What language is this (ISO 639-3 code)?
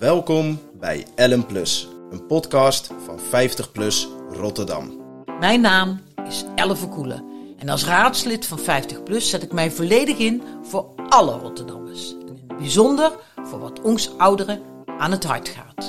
nld